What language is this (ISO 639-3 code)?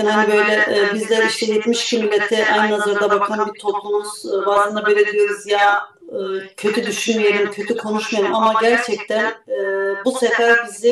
tur